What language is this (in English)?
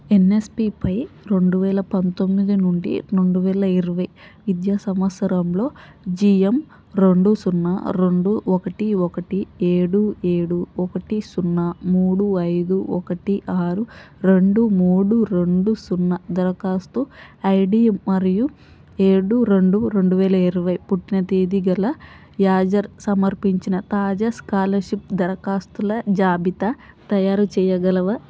Telugu